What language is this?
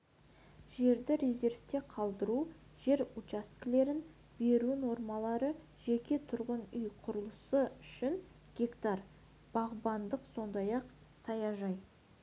Kazakh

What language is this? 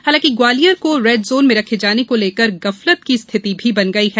Hindi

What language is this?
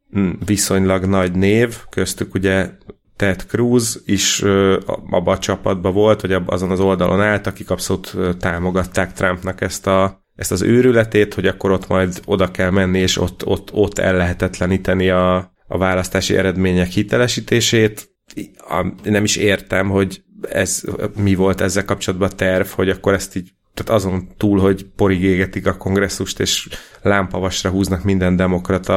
Hungarian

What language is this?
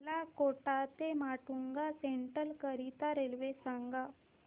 Marathi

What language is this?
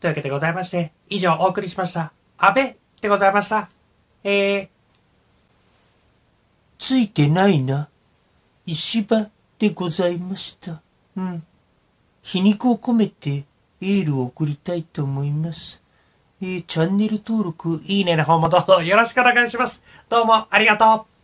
Japanese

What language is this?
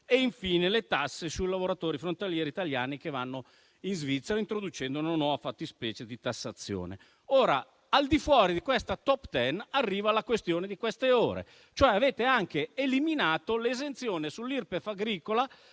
Italian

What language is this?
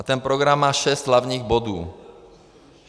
Czech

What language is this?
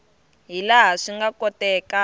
Tsonga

